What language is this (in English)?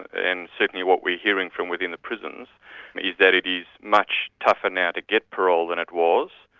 English